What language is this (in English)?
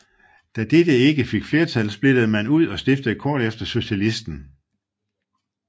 Danish